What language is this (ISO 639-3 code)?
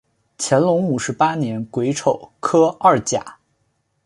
zho